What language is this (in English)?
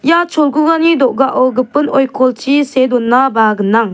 Garo